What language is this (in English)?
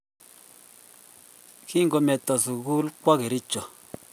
Kalenjin